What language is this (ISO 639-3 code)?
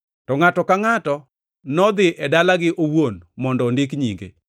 luo